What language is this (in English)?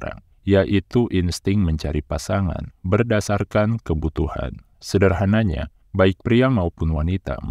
Indonesian